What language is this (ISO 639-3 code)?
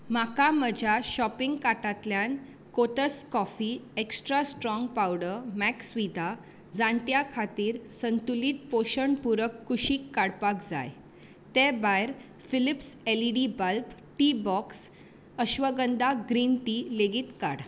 kok